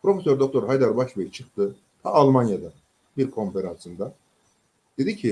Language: Turkish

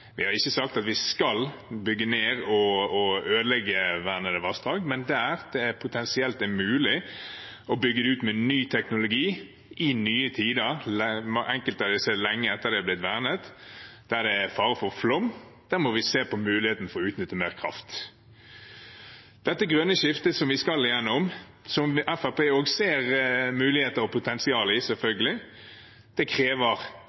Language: Norwegian Bokmål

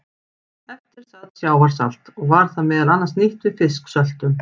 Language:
Icelandic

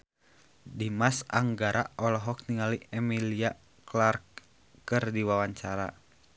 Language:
Sundanese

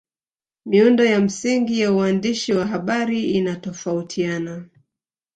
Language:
Swahili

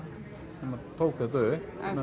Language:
Icelandic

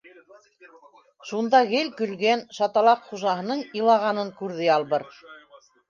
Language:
Bashkir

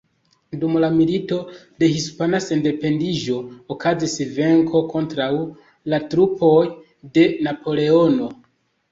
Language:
Esperanto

